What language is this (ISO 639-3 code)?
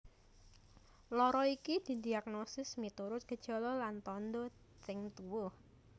jav